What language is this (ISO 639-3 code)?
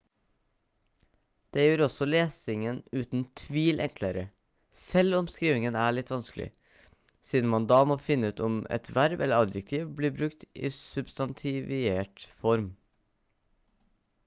nob